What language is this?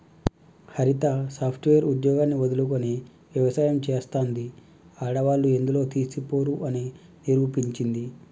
Telugu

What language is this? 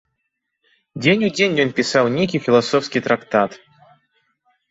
Belarusian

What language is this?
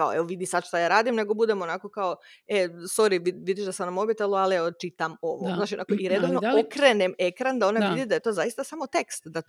Croatian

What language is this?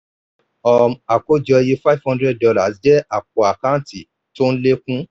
Yoruba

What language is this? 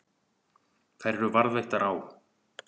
Icelandic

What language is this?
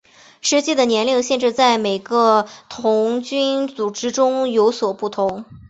Chinese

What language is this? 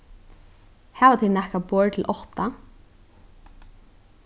Faroese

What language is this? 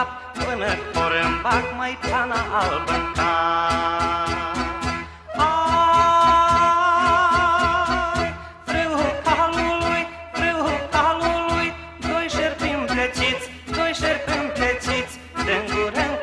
Romanian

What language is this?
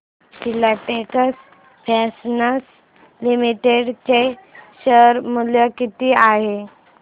Marathi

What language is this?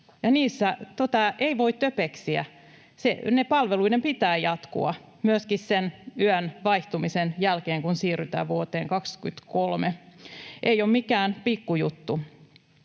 Finnish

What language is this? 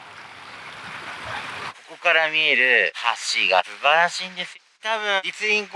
Japanese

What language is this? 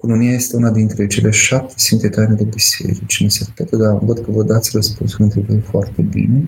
Romanian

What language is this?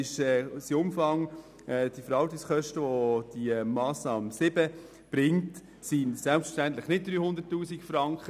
Swiss German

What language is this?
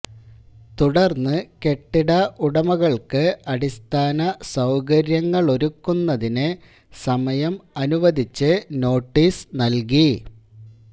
Malayalam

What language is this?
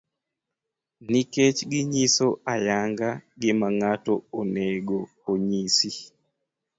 Luo (Kenya and Tanzania)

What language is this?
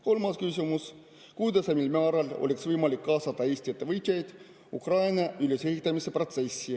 Estonian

